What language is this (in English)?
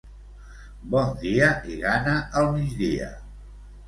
Catalan